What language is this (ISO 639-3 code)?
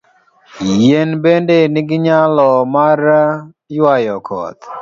luo